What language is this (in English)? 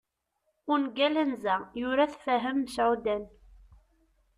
Kabyle